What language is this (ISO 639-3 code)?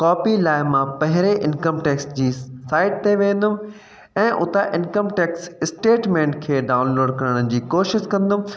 snd